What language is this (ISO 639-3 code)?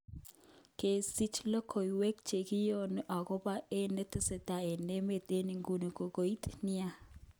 kln